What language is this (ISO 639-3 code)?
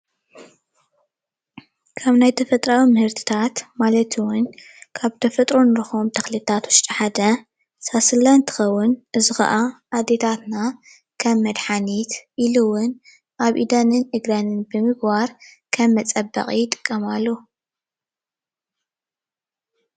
tir